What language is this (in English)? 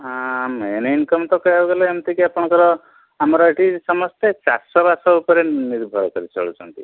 Odia